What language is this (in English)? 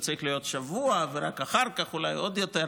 Hebrew